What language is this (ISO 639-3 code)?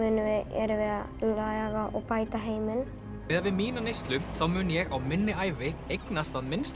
isl